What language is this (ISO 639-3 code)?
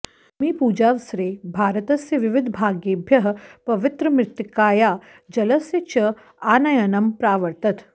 san